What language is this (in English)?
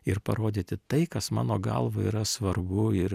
Lithuanian